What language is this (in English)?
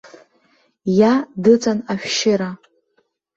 Abkhazian